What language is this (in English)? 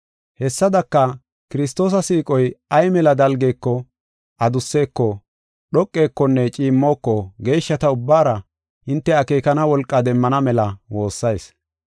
Gofa